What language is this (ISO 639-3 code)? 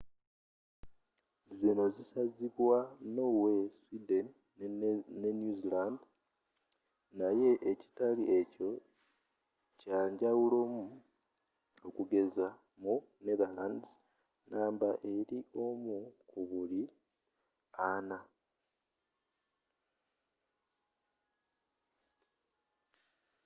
lug